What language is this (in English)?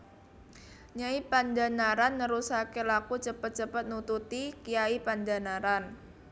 Javanese